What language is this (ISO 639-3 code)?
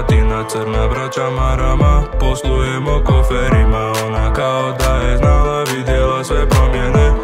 ron